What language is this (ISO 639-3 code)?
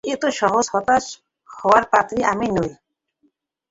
ben